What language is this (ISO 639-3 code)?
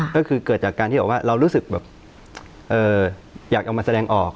tha